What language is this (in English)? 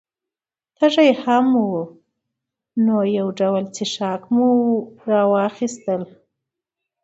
Pashto